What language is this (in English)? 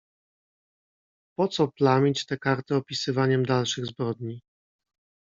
Polish